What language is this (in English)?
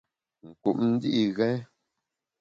Bamun